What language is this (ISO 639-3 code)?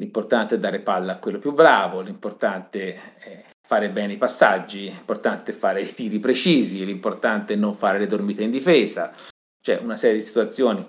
ita